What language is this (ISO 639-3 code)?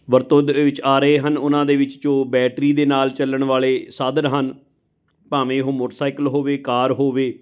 pan